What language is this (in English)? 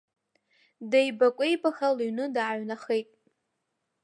Abkhazian